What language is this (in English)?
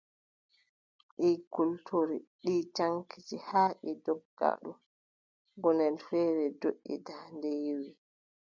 Adamawa Fulfulde